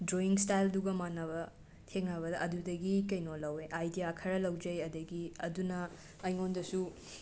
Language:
Manipuri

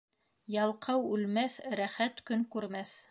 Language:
Bashkir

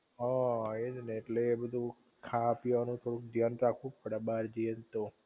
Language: Gujarati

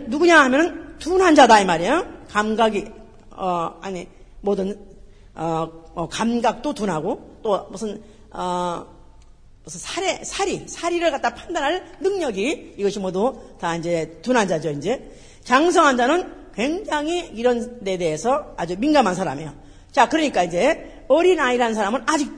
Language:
Korean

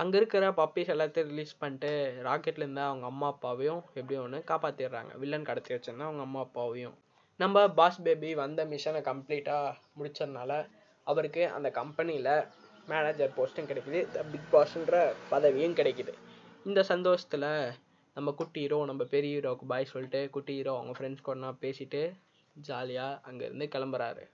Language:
Tamil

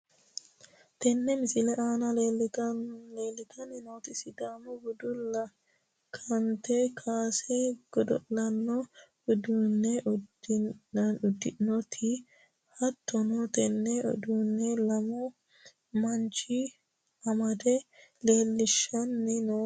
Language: Sidamo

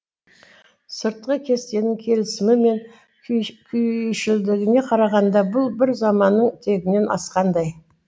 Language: Kazakh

